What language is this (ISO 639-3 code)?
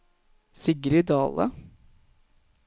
nor